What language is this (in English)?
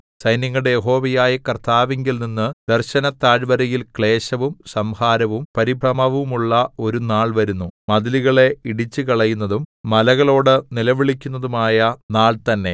Malayalam